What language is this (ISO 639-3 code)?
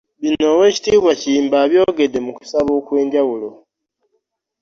lug